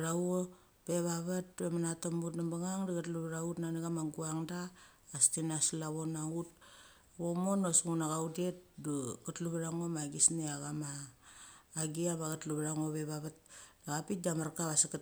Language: Mali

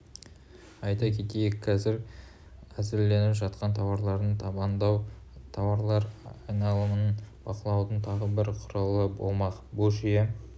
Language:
Kazakh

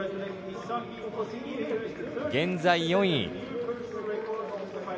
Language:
Japanese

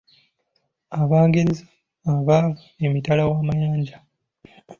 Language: Ganda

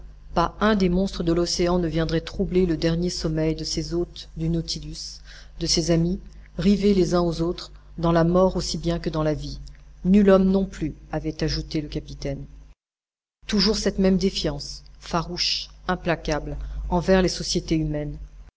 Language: French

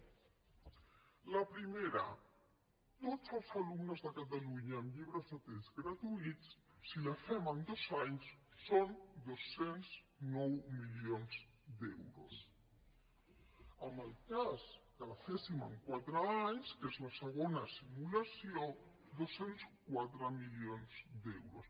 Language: Catalan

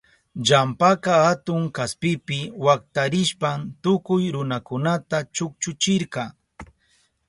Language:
Southern Pastaza Quechua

